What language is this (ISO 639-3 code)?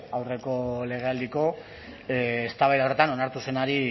eus